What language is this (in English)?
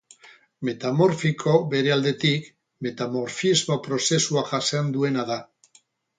Basque